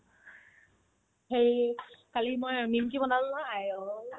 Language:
Assamese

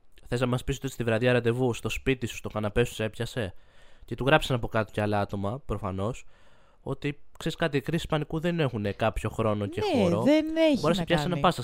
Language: Greek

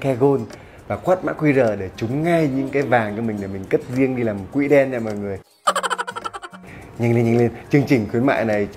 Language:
Vietnamese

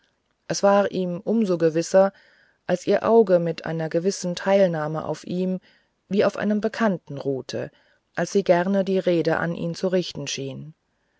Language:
German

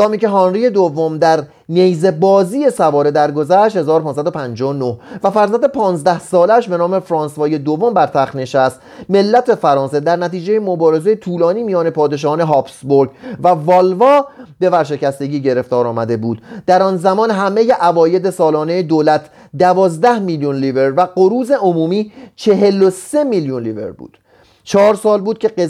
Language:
Persian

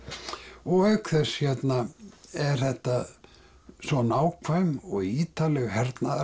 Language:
Icelandic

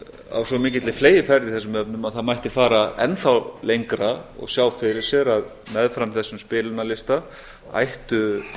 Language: Icelandic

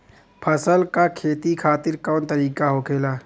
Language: Bhojpuri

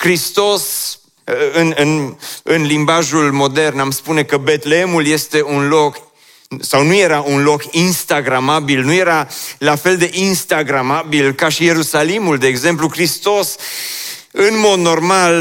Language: Romanian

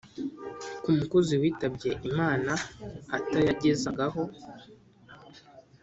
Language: Kinyarwanda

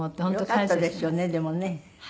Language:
Japanese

